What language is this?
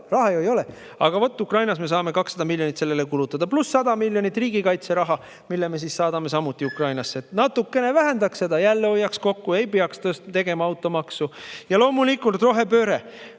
Estonian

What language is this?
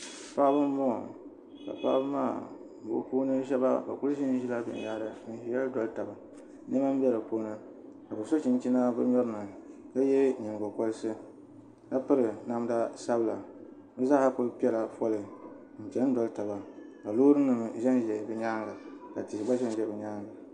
Dagbani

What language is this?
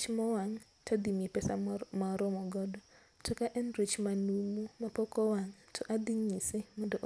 Luo (Kenya and Tanzania)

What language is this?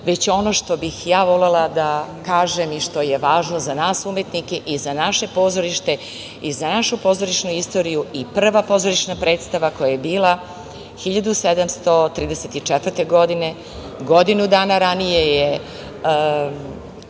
Serbian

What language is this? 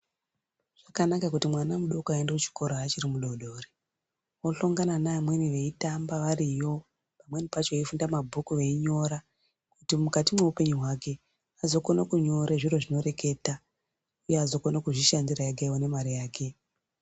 Ndau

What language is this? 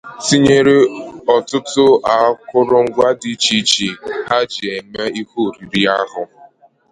Igbo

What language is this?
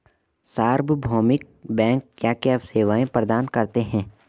Hindi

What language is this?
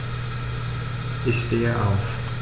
German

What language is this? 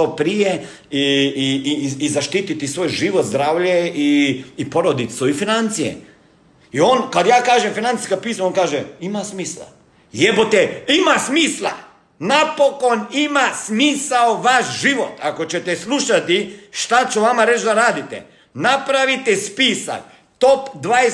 Croatian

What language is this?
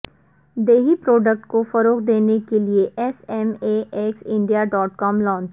Urdu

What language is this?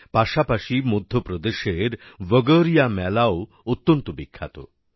Bangla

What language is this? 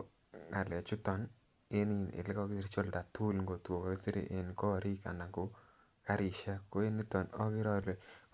Kalenjin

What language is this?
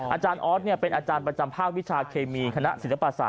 Thai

